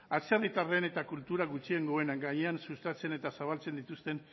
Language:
Basque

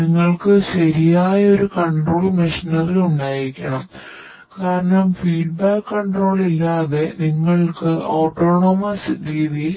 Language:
Malayalam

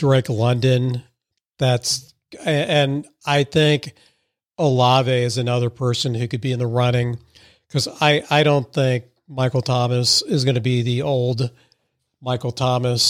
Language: English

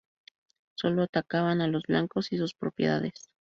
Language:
Spanish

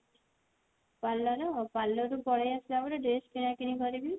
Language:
Odia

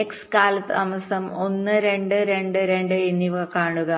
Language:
Malayalam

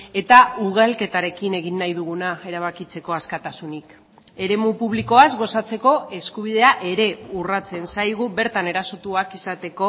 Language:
Basque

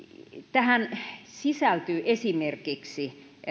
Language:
Finnish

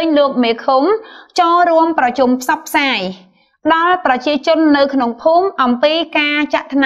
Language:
Vietnamese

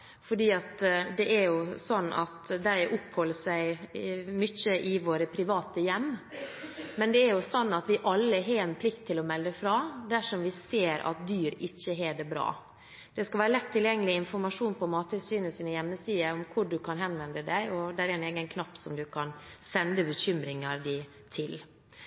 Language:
Norwegian Bokmål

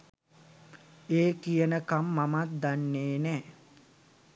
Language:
Sinhala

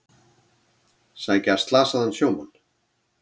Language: Icelandic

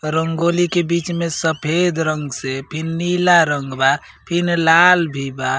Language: Bhojpuri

